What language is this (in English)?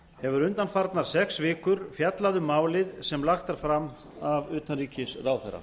Icelandic